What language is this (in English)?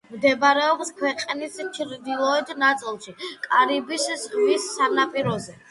Georgian